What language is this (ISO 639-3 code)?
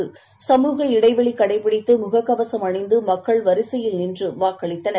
tam